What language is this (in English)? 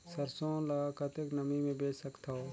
Chhattisgarhi